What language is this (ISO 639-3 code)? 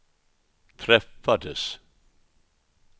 swe